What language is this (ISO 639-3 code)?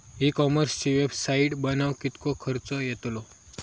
mar